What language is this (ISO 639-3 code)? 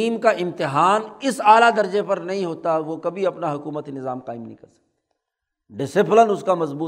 urd